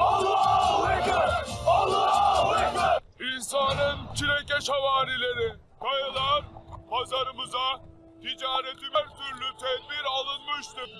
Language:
Turkish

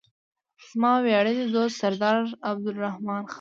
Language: Pashto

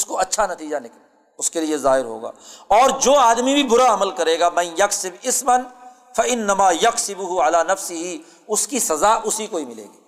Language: Urdu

